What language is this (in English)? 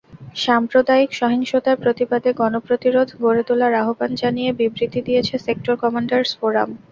Bangla